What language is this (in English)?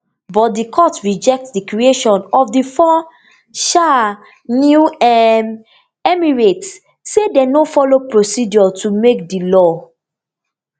Nigerian Pidgin